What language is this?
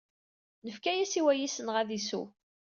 Kabyle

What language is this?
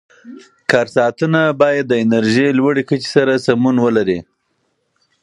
Pashto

